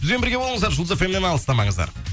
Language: Kazakh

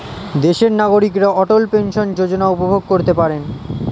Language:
Bangla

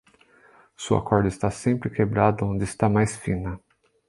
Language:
Portuguese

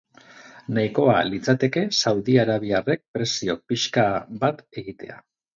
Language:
Basque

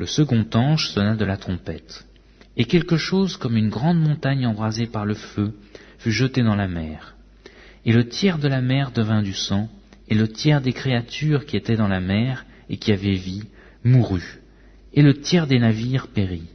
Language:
French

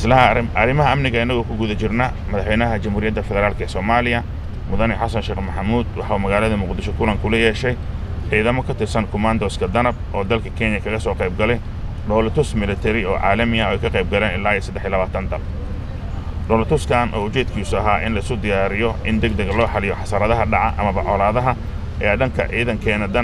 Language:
Arabic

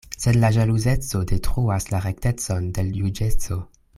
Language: Esperanto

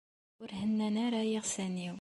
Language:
Kabyle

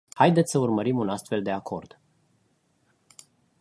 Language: Romanian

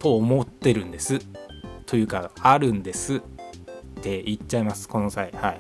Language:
Japanese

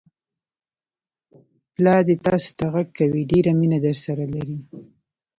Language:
Pashto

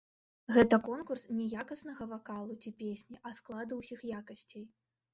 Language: Belarusian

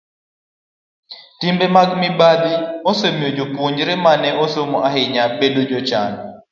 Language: Luo (Kenya and Tanzania)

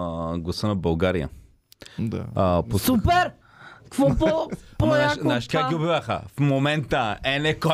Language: Bulgarian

